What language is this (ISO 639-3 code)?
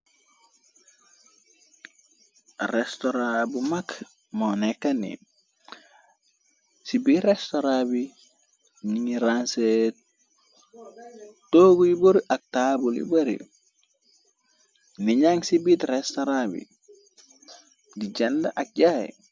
wol